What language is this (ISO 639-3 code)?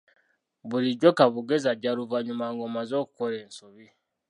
lug